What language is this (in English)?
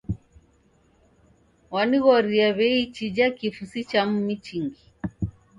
Taita